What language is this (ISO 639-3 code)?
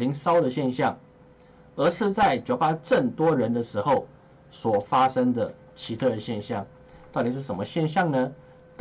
zho